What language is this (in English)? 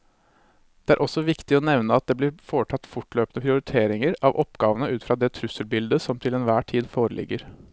Norwegian